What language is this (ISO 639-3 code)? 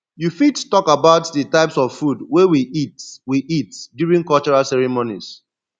pcm